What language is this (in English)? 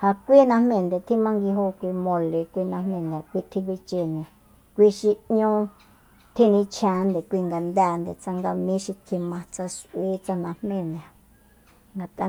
Soyaltepec Mazatec